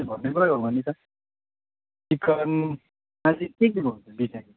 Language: Nepali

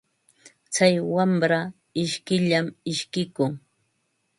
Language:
Ambo-Pasco Quechua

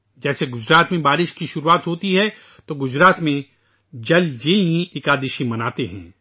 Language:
Urdu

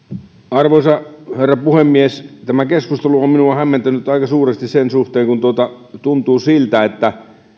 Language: Finnish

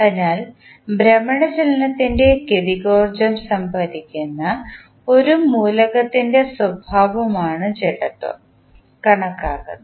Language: Malayalam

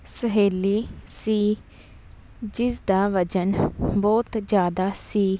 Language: Punjabi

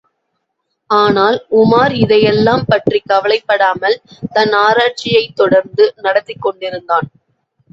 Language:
Tamil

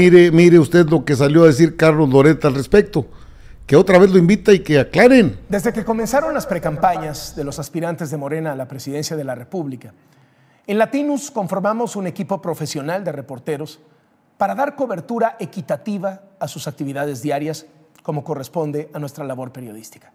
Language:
Spanish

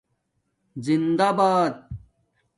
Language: Domaaki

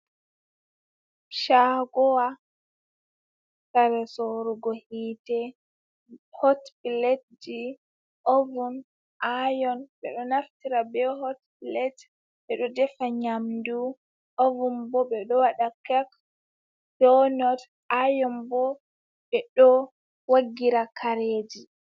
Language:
Fula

